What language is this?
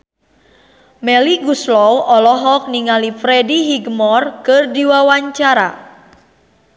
Sundanese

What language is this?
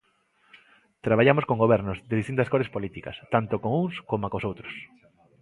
Galician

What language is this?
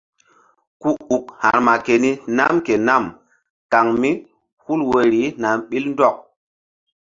Mbum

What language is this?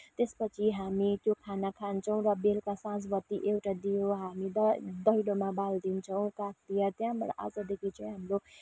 Nepali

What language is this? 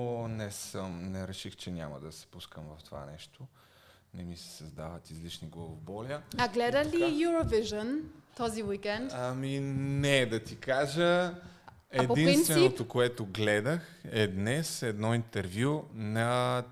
Bulgarian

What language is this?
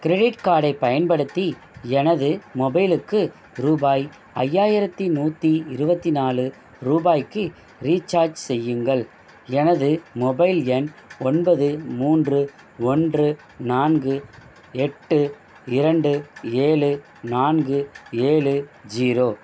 Tamil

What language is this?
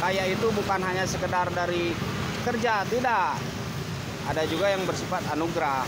Indonesian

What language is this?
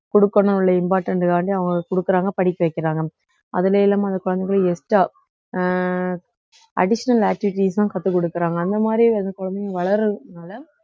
Tamil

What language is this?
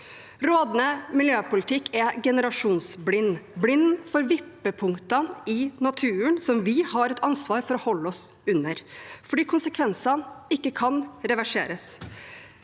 Norwegian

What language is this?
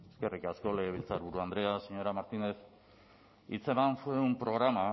Basque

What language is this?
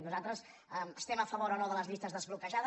Catalan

